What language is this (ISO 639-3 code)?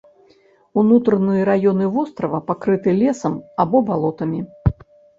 bel